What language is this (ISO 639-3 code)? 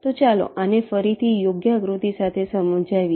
guj